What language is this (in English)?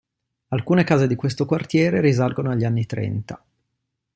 Italian